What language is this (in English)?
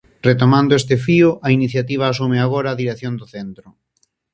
Galician